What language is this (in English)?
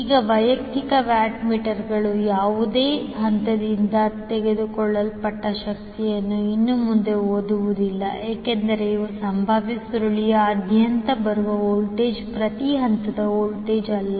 Kannada